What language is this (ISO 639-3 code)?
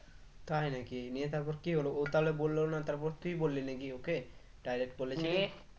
ben